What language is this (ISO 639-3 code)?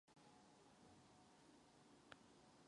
ces